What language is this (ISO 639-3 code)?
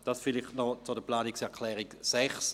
gsw